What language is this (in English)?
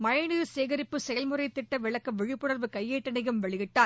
Tamil